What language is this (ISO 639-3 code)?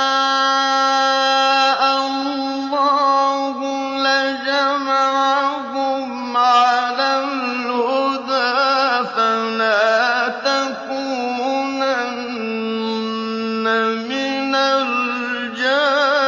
ara